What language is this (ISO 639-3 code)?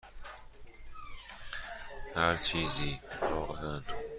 fas